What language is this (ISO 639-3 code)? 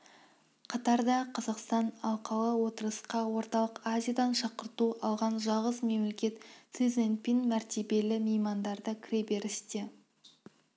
kaz